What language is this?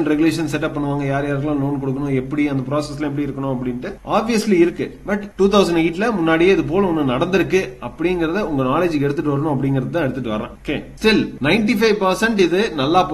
Tamil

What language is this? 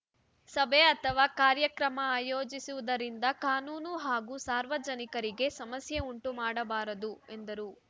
Kannada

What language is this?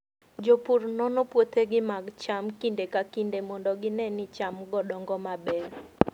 Luo (Kenya and Tanzania)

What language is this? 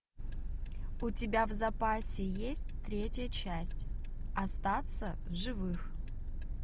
Russian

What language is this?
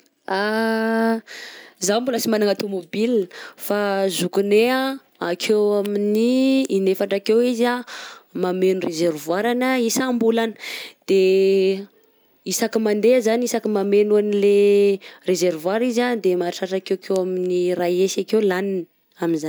Southern Betsimisaraka Malagasy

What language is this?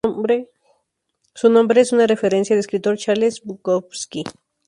Spanish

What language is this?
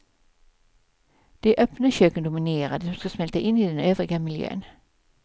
Swedish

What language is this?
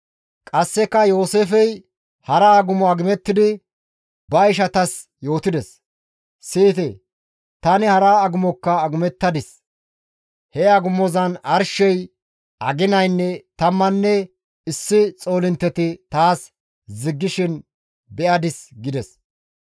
Gamo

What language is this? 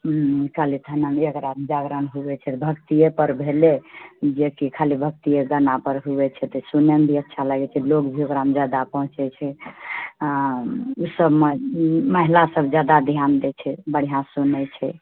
Maithili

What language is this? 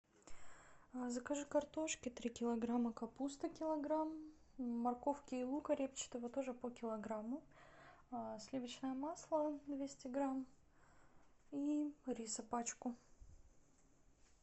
Russian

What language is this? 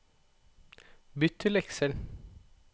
Norwegian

